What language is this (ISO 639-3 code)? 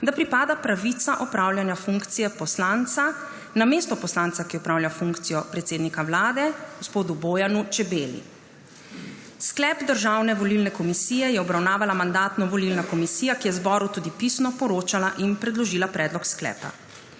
slv